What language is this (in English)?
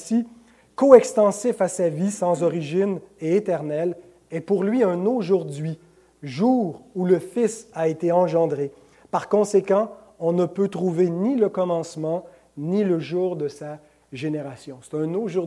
French